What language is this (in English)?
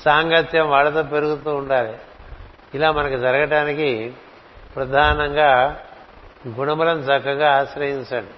Telugu